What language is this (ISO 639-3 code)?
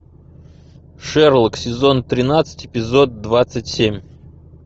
rus